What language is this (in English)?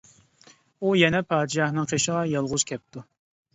Uyghur